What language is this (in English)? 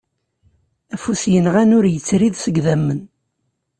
Kabyle